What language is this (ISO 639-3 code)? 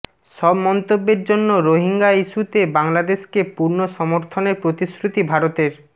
ben